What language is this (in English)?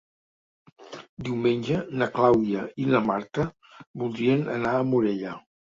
Catalan